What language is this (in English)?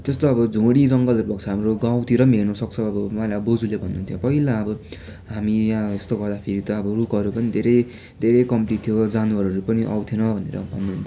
Nepali